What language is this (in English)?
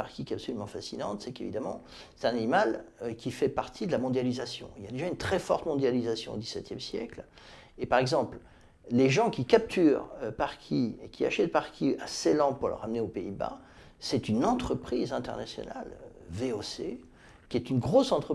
French